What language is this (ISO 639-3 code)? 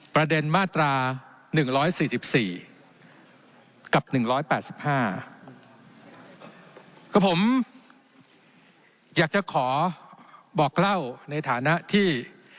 tha